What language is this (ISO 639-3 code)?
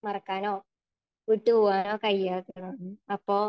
mal